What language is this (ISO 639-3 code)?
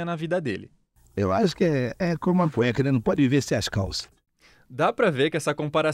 por